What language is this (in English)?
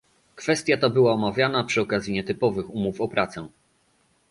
Polish